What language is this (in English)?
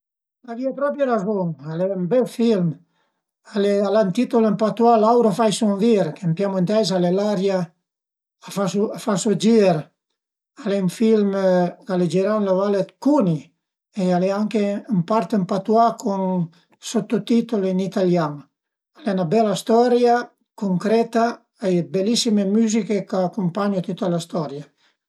Piedmontese